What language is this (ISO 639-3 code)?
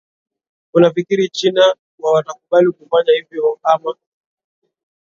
swa